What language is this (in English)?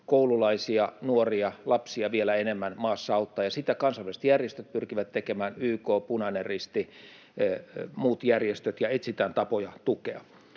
Finnish